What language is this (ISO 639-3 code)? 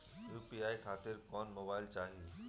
bho